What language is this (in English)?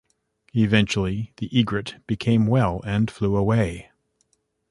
English